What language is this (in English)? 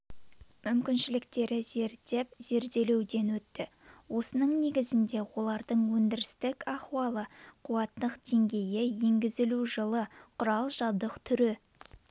Kazakh